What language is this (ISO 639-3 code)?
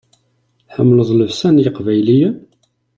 kab